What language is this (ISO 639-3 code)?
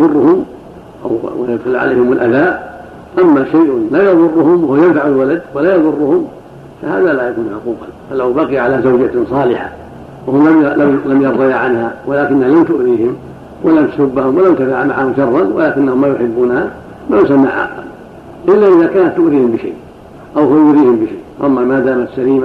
ara